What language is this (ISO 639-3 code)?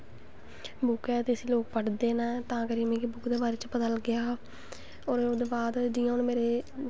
doi